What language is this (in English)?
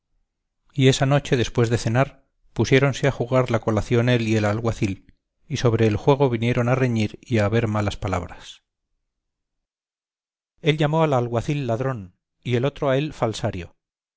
Spanish